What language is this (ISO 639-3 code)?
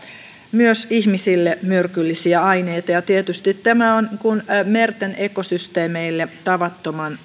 fin